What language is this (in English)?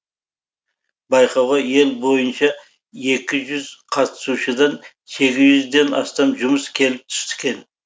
Kazakh